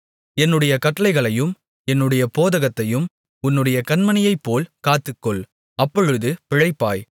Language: Tamil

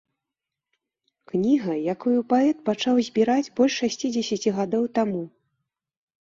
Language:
Belarusian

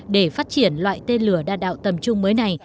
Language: Vietnamese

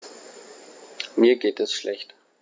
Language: German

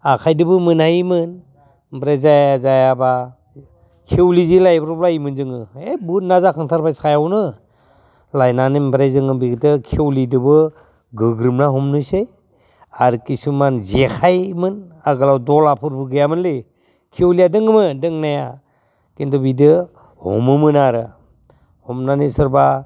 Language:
Bodo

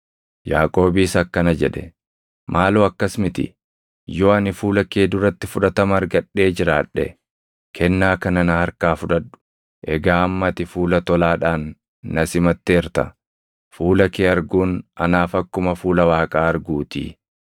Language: Oromo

